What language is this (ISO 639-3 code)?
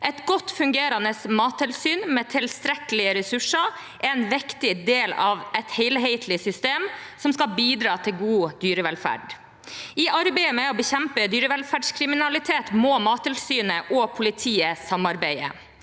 nor